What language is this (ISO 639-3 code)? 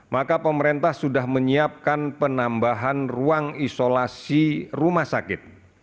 ind